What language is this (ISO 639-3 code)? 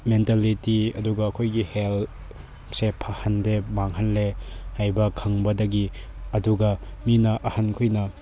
mni